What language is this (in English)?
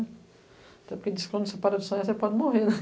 Portuguese